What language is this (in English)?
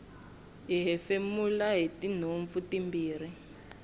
Tsonga